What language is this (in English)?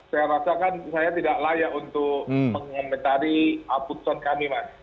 Indonesian